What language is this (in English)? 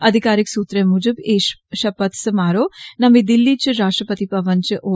Dogri